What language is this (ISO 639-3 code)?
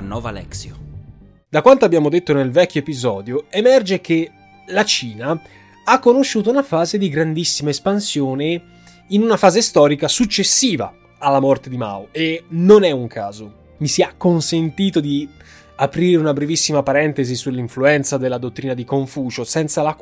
ita